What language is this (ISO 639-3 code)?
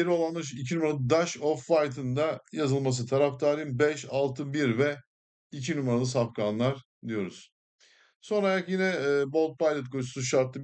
tur